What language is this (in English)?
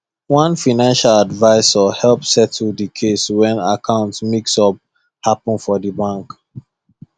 Nigerian Pidgin